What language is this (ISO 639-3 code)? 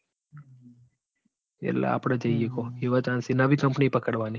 guj